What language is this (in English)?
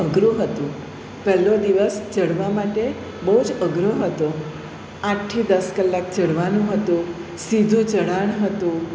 Gujarati